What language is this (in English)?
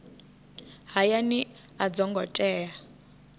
Venda